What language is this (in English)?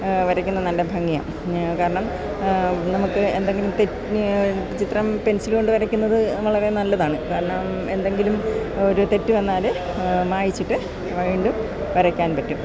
Malayalam